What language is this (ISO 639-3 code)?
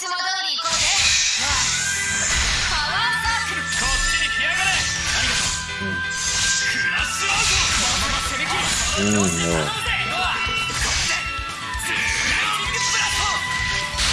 ind